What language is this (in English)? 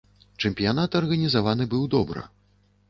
Belarusian